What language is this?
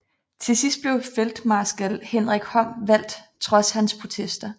Danish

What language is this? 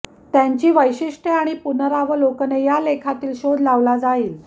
Marathi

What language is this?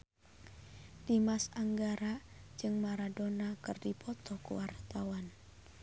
Sundanese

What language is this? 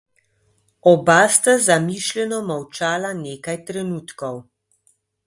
Slovenian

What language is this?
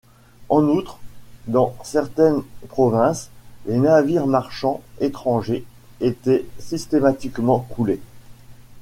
French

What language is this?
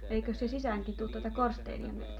Finnish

